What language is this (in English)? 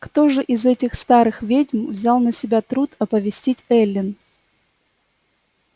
Russian